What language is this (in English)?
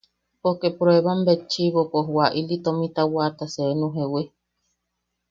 Yaqui